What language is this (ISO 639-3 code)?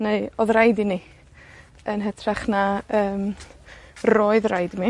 cym